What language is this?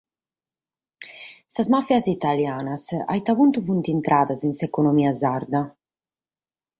Sardinian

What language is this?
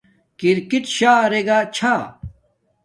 Domaaki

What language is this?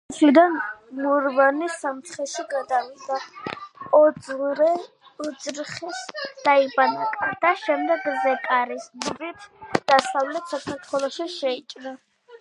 Georgian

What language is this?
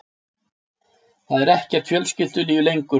Icelandic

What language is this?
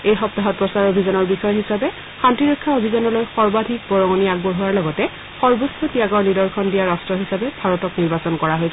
Assamese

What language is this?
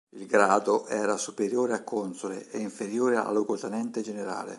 Italian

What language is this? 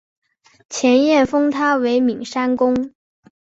Chinese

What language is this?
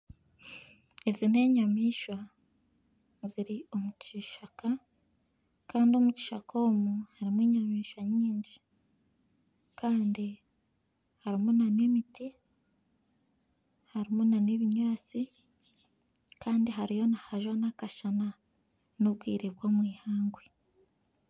Nyankole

